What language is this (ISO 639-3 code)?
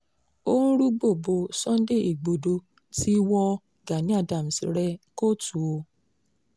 yor